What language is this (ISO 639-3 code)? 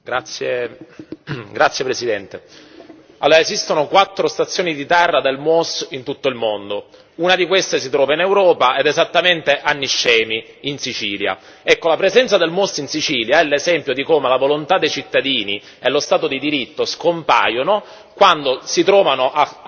ita